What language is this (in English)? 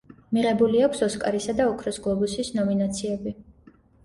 Georgian